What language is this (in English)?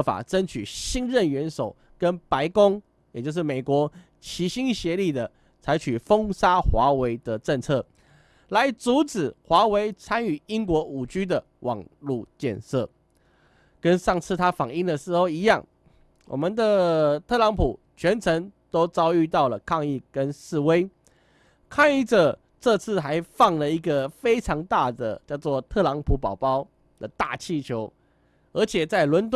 Chinese